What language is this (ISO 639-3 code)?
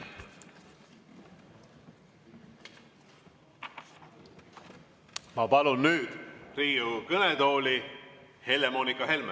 est